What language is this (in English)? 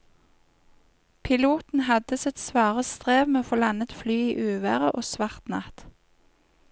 Norwegian